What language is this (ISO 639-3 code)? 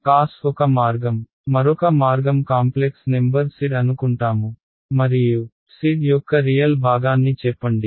tel